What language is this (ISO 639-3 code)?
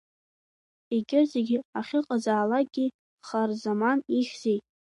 abk